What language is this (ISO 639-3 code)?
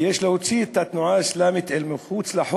heb